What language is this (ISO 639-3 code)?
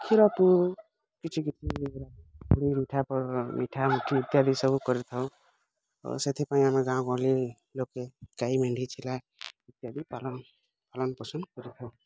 ori